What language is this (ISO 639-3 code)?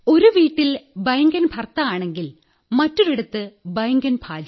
mal